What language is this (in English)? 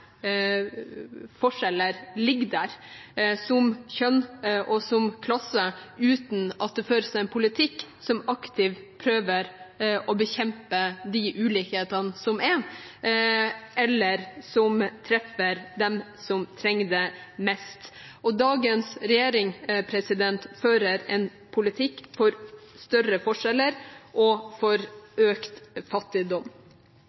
Norwegian Bokmål